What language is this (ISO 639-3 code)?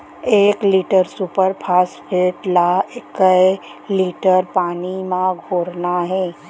hne